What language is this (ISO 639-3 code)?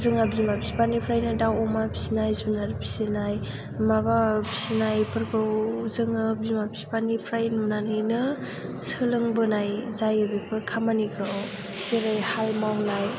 brx